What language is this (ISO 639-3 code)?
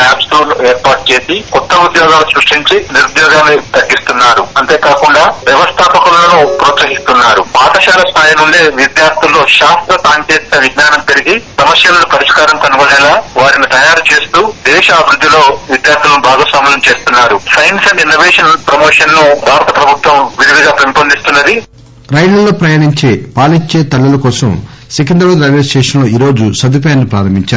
tel